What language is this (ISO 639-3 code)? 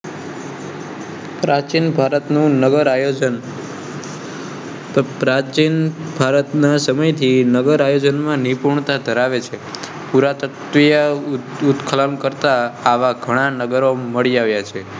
guj